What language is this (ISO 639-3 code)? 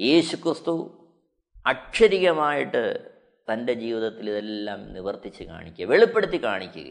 mal